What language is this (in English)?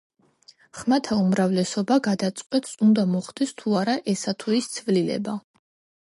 Georgian